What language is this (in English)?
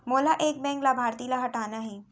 Chhattisgarhi